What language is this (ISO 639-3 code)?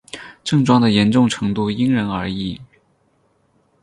zho